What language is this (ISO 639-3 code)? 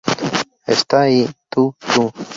spa